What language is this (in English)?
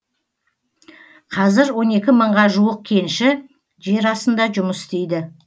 Kazakh